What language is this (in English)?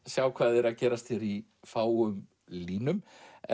Icelandic